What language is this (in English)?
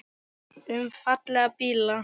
Icelandic